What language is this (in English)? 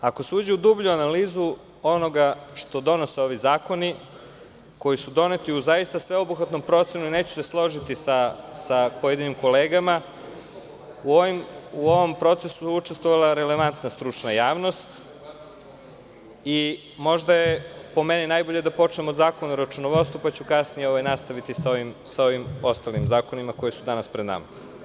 Serbian